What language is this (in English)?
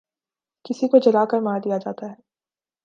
Urdu